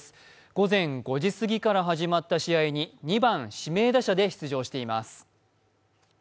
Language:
Japanese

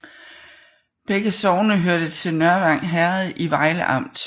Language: Danish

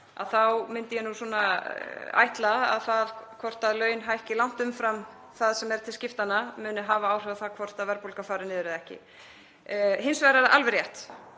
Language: Icelandic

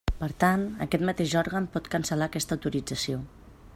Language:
Catalan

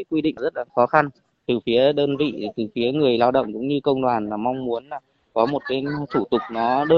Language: Vietnamese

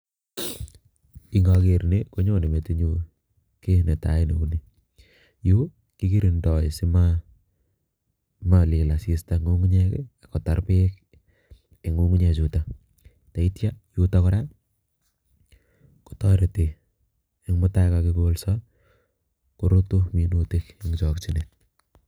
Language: Kalenjin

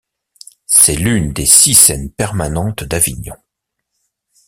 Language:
French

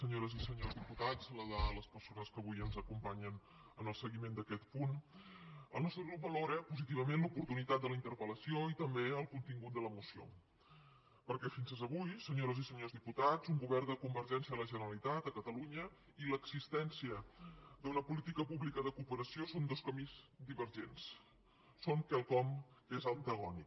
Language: Catalan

